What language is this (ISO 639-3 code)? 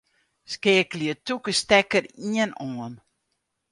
fry